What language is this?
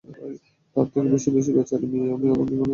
Bangla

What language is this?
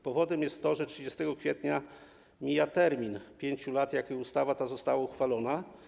Polish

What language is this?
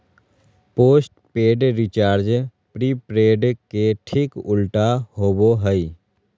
Magahi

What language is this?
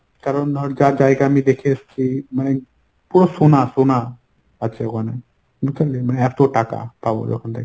Bangla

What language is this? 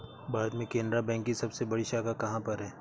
Hindi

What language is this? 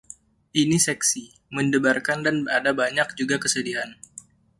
Indonesian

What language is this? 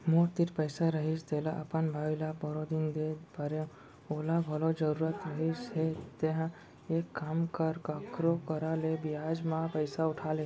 Chhattisgarhi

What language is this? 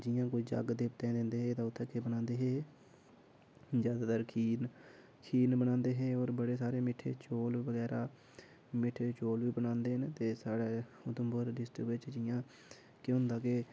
Dogri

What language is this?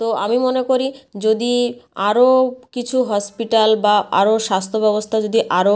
Bangla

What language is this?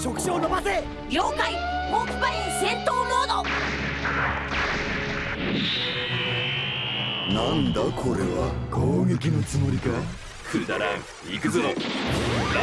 Japanese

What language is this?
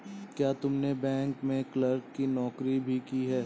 Hindi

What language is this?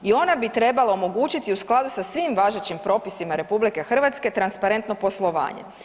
Croatian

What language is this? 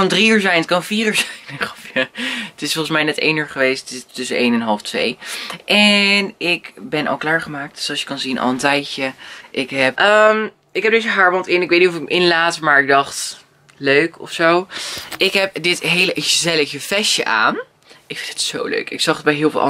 Dutch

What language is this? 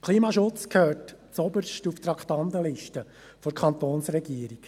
Swiss German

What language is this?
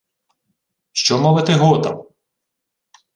Ukrainian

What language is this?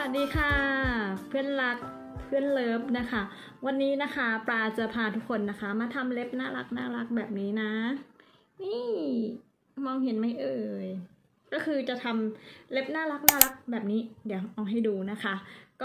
Thai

